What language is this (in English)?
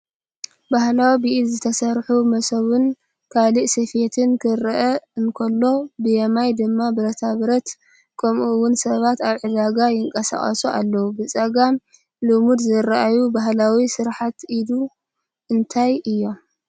Tigrinya